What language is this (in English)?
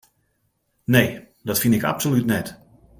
Western Frisian